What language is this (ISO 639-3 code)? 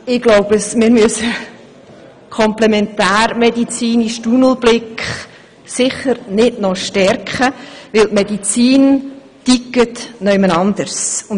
gsw